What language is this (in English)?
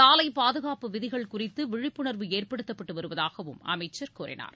Tamil